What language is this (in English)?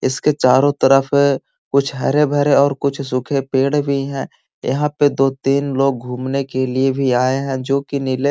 Magahi